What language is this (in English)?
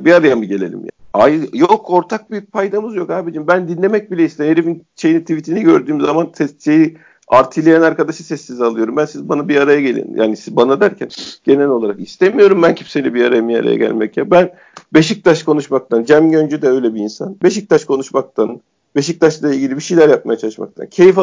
Turkish